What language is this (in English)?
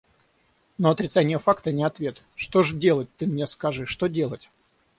Russian